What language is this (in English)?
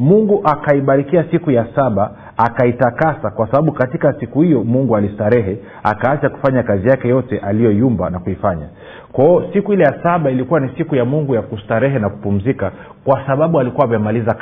Swahili